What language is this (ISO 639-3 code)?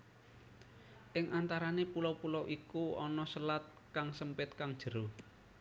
jav